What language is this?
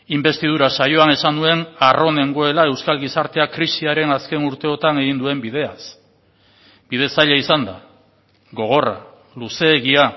Basque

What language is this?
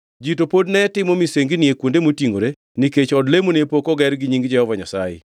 Luo (Kenya and Tanzania)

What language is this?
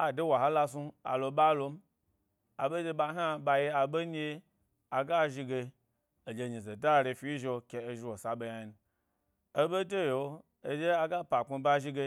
Gbari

